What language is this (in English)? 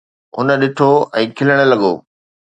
Sindhi